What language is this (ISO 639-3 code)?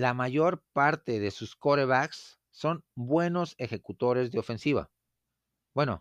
spa